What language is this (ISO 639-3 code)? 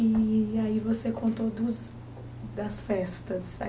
por